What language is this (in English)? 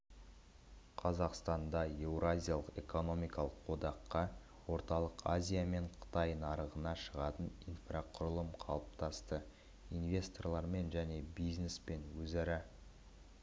Kazakh